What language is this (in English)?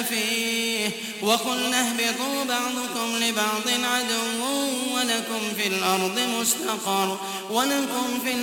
Arabic